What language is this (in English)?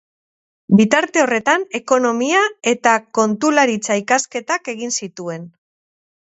Basque